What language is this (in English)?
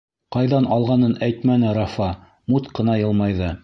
Bashkir